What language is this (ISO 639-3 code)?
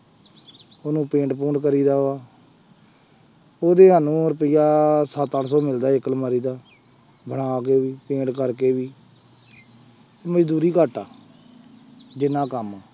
pan